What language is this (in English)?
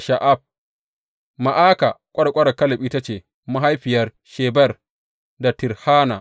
Hausa